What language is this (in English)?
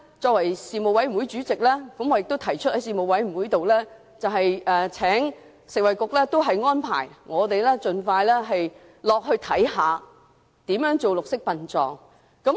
Cantonese